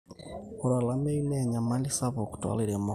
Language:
Masai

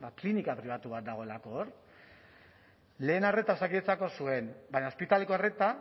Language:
Basque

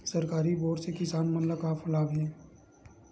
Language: Chhattisgarhi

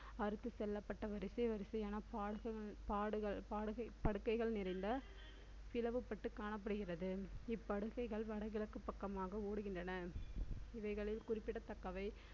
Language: Tamil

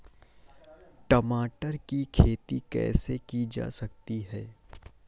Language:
Hindi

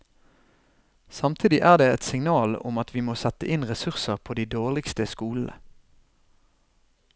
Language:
Norwegian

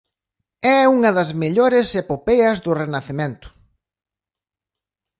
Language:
Galician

